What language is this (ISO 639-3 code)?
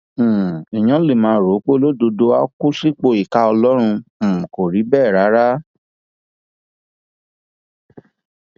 yor